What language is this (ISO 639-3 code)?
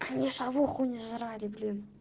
rus